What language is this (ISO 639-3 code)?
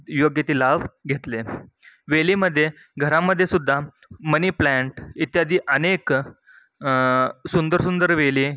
mar